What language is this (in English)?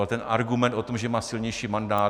Czech